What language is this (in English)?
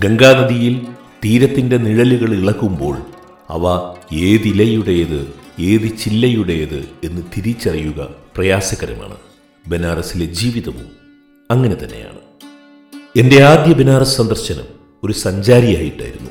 Malayalam